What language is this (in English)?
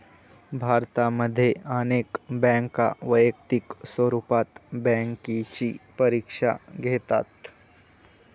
Marathi